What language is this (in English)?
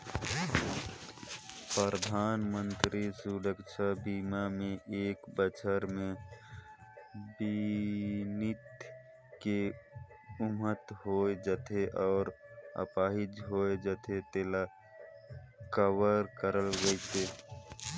Chhattisgarhi